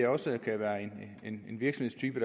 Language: Danish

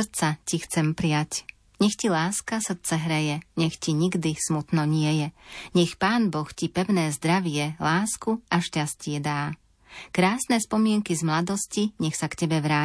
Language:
Slovak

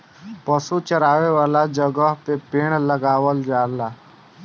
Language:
Bhojpuri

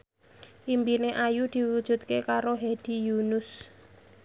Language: Javanese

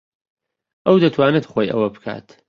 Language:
Central Kurdish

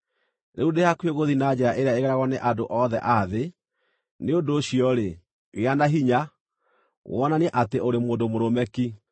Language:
Kikuyu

